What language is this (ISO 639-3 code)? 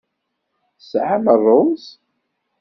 kab